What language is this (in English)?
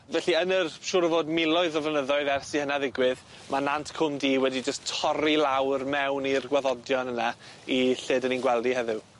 Welsh